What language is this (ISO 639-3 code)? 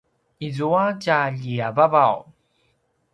pwn